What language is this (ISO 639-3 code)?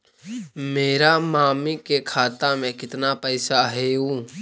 mag